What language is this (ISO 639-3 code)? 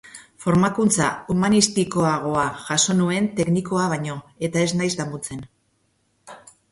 eus